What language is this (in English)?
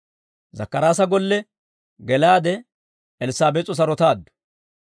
Dawro